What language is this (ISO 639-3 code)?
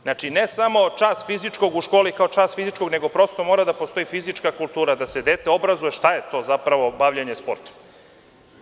srp